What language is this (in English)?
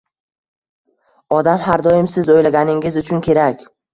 Uzbek